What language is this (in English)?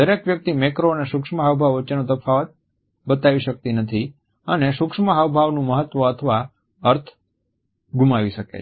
Gujarati